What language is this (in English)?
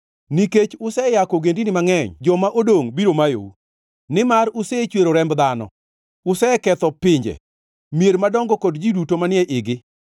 Luo (Kenya and Tanzania)